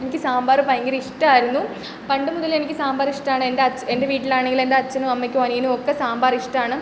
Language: Malayalam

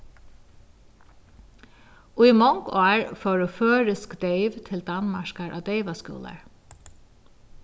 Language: Faroese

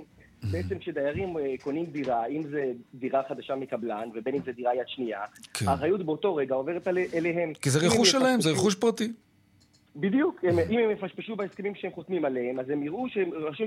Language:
Hebrew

